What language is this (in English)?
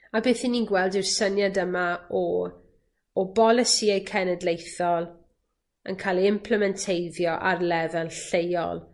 Welsh